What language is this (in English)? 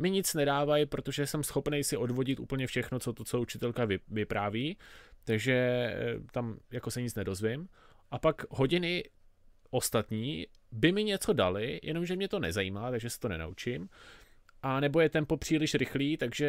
Czech